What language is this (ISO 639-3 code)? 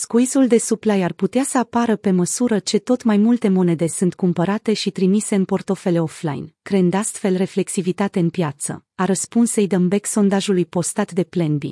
ron